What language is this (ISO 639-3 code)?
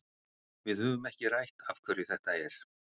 isl